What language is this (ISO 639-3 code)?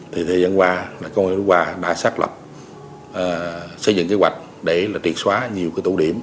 vie